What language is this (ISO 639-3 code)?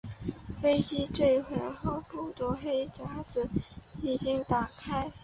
zho